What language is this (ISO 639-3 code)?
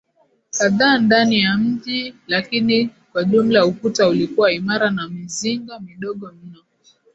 swa